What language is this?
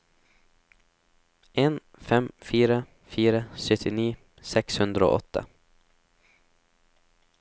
Norwegian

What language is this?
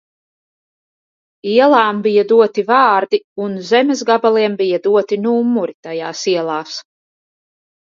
Latvian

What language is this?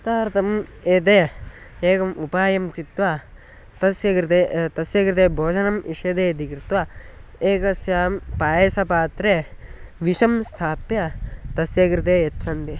Sanskrit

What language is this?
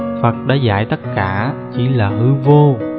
Vietnamese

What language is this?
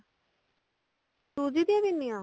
Punjabi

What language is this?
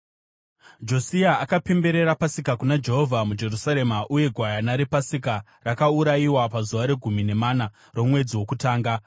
Shona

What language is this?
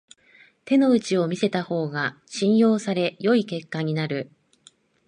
Japanese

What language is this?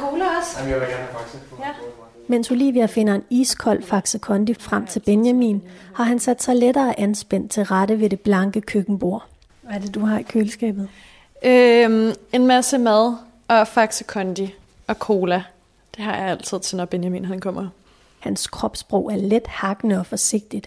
Danish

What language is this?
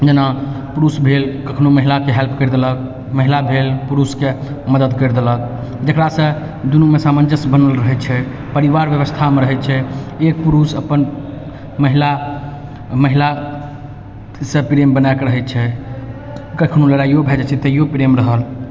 Maithili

